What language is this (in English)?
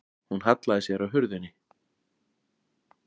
Icelandic